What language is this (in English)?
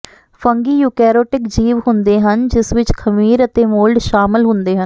Punjabi